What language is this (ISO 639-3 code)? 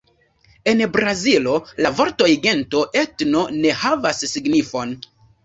epo